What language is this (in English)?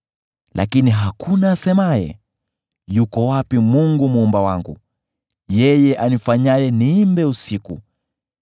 Swahili